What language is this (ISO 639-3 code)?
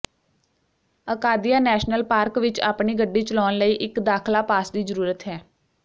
pan